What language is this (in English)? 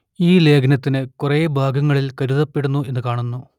Malayalam